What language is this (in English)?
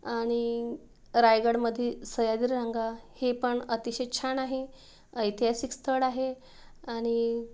Marathi